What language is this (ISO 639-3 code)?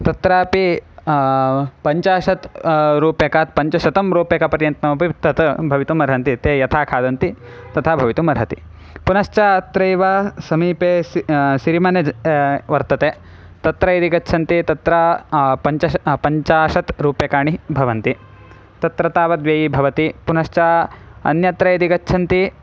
san